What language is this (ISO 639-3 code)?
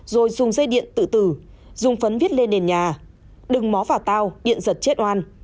vie